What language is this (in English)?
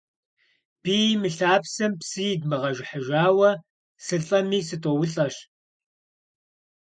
Kabardian